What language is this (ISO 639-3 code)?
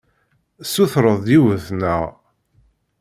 kab